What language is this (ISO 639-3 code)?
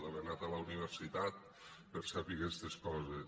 cat